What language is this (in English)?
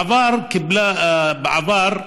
Hebrew